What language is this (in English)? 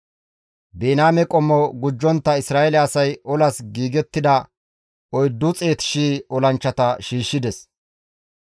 Gamo